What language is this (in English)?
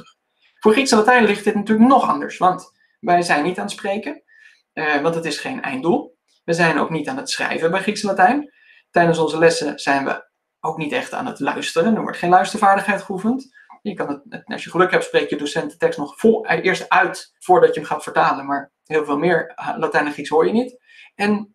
Dutch